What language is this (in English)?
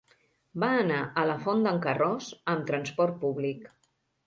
Catalan